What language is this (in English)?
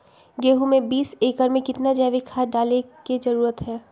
Magahi